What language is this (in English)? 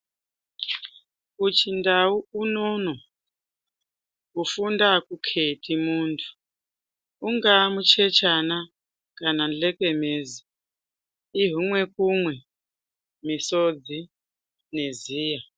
Ndau